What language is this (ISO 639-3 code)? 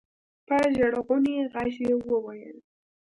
pus